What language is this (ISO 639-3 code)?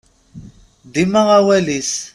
kab